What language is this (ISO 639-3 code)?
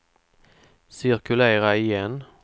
swe